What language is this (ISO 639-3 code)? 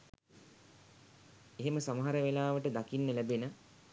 sin